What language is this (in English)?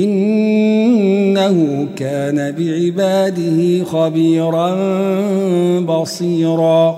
Arabic